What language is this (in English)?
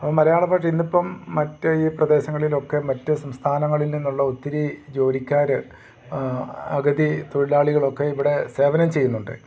Malayalam